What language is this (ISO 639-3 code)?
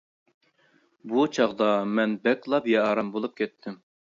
uig